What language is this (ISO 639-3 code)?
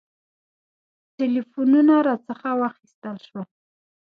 pus